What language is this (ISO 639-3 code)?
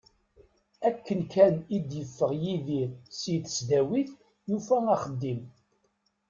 kab